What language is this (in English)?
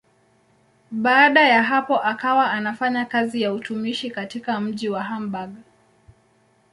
Swahili